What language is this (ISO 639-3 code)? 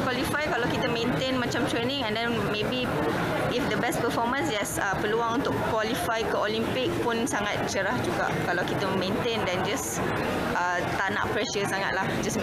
msa